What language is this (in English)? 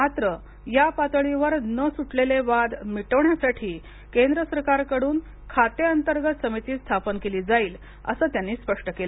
Marathi